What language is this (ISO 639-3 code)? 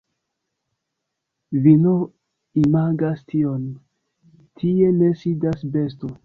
epo